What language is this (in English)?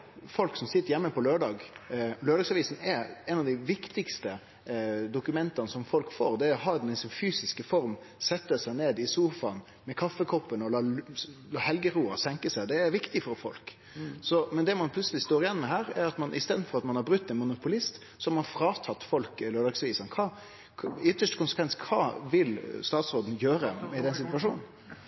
Norwegian Nynorsk